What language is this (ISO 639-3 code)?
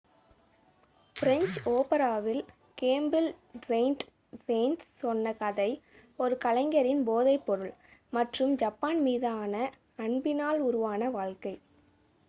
tam